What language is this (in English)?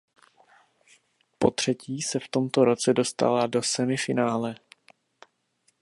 Czech